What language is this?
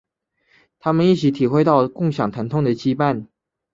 Chinese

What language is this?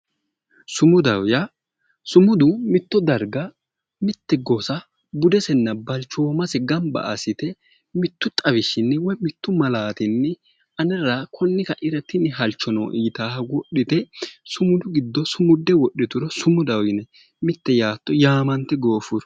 Sidamo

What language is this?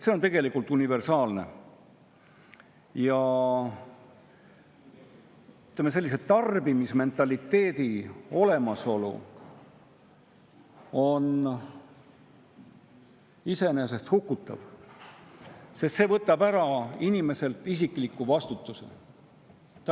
Estonian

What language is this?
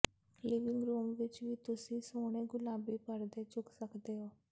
Punjabi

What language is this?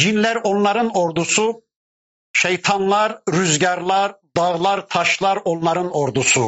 Turkish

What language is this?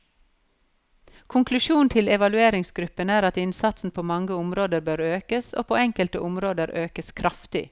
Norwegian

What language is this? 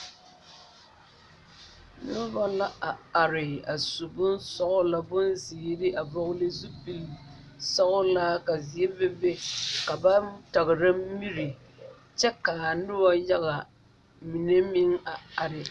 Southern Dagaare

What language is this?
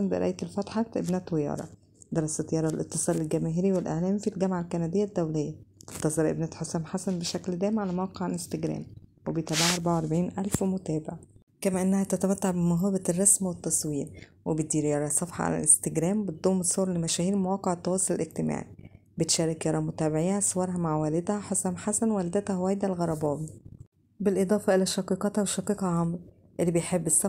Arabic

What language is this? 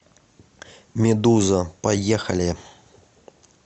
Russian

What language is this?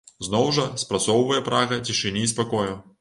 Belarusian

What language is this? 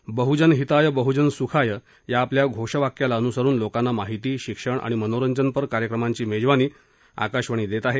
Marathi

